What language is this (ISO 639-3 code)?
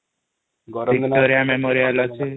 ori